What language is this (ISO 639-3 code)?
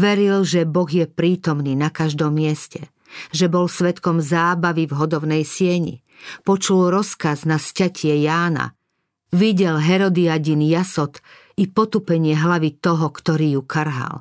slk